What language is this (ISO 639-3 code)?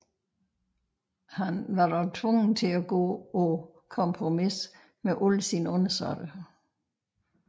dan